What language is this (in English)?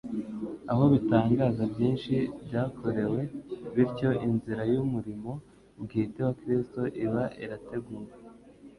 Kinyarwanda